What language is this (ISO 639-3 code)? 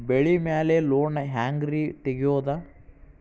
kan